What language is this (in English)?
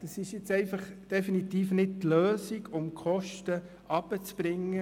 Swiss German